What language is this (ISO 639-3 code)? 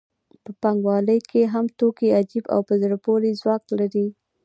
pus